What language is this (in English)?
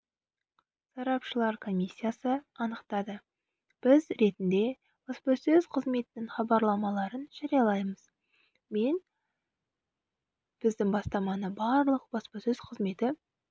Kazakh